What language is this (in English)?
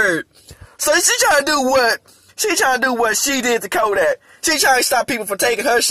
English